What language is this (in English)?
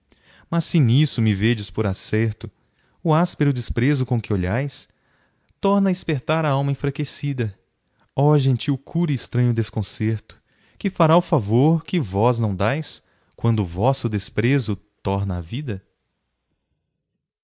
Portuguese